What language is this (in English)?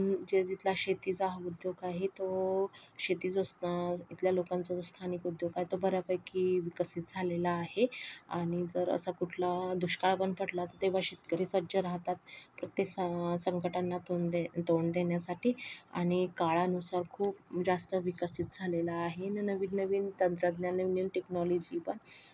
Marathi